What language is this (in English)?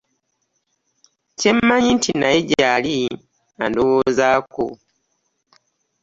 Ganda